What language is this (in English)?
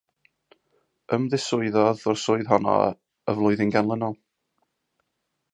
Welsh